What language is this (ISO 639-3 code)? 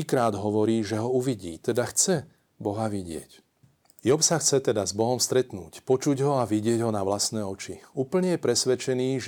slk